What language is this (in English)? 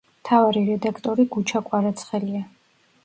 Georgian